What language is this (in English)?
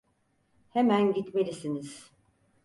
Turkish